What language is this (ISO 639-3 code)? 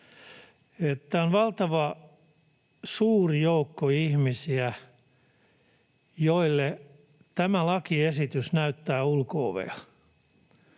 fin